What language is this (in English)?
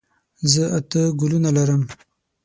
Pashto